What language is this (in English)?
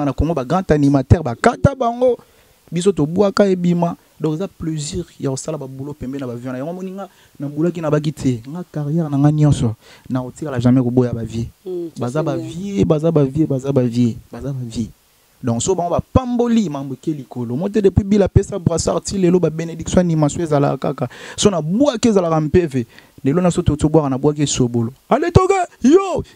French